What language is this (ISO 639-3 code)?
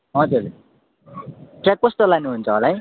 nep